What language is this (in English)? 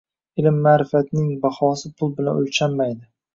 Uzbek